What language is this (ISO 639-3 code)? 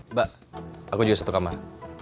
ind